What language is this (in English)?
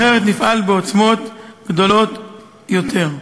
Hebrew